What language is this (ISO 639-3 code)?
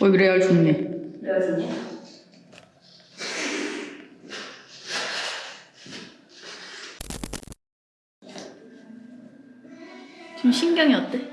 kor